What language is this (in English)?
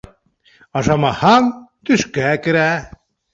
Bashkir